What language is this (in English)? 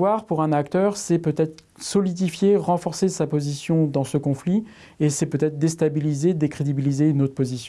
French